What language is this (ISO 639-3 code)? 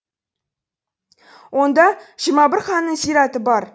kaz